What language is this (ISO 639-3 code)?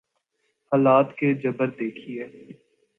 urd